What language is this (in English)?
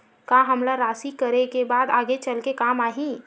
Chhattisgarhi